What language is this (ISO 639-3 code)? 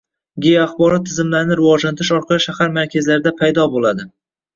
uzb